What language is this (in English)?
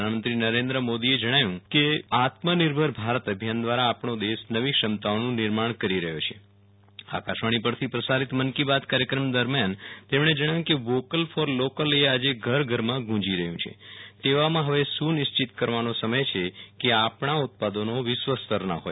Gujarati